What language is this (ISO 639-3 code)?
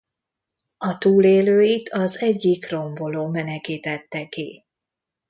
hun